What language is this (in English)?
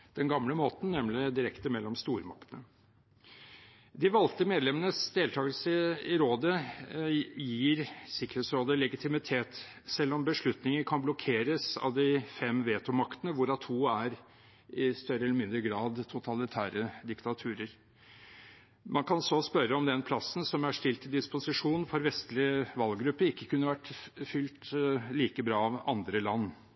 Norwegian Bokmål